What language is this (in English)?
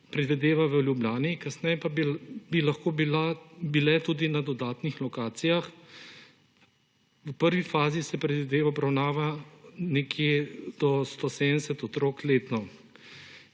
Slovenian